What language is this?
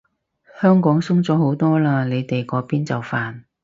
Cantonese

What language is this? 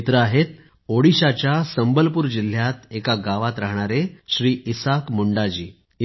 Marathi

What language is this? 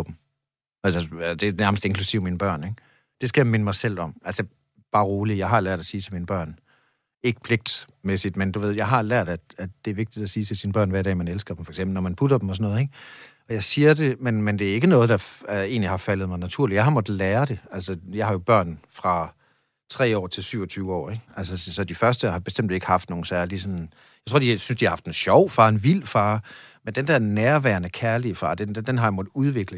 Danish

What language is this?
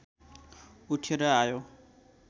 Nepali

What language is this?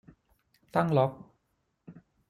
Thai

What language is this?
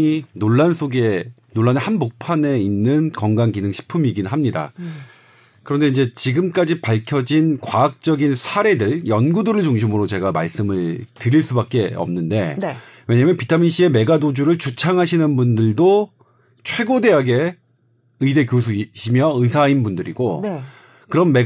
Korean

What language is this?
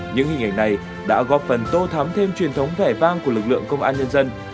Vietnamese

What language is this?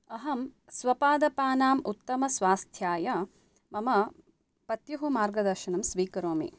Sanskrit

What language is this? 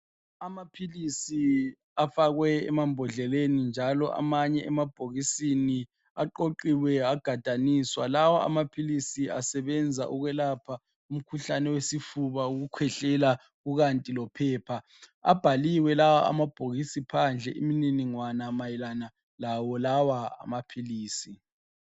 North Ndebele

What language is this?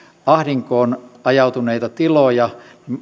Finnish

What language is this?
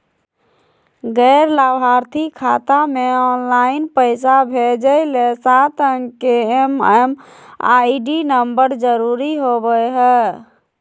Magahi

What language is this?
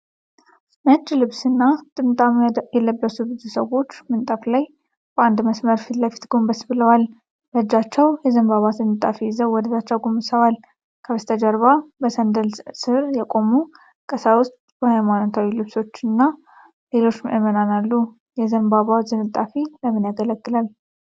Amharic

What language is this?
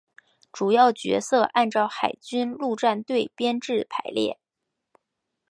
Chinese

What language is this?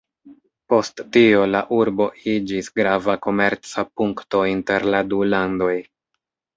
Esperanto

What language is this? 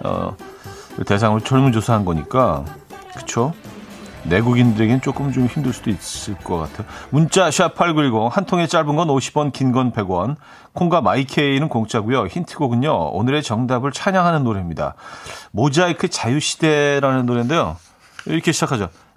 Korean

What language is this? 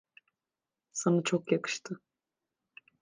Turkish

